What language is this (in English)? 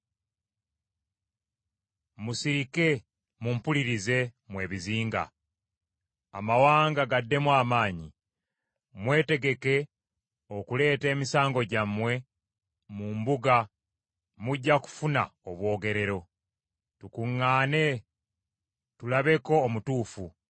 Ganda